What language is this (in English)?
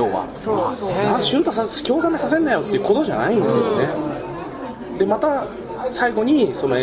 Japanese